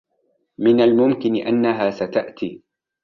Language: Arabic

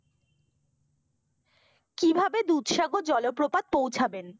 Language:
Bangla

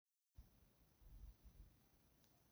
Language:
Somali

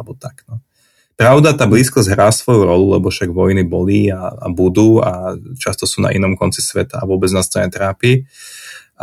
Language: Slovak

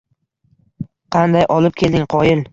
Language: Uzbek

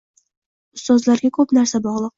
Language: Uzbek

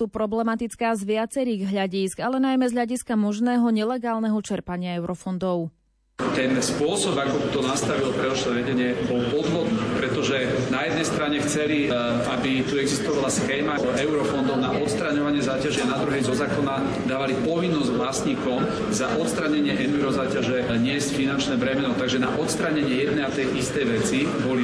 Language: Slovak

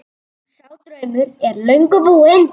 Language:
Icelandic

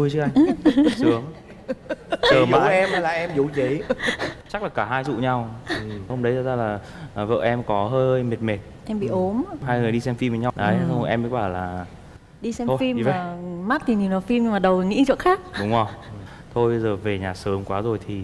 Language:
Vietnamese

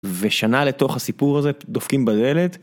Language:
Hebrew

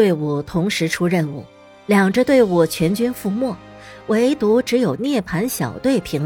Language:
Chinese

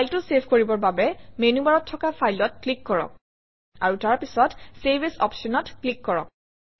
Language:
Assamese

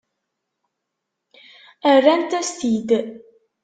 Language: Kabyle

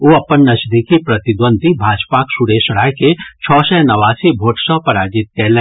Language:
Maithili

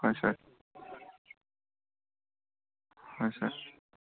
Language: Assamese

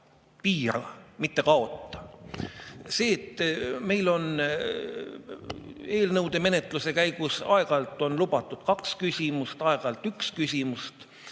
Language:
Estonian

